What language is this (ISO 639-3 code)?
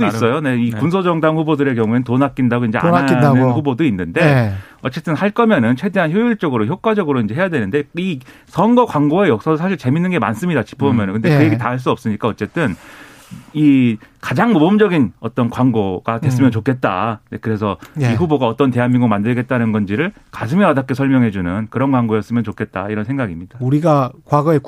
kor